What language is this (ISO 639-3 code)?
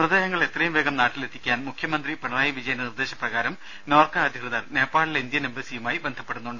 mal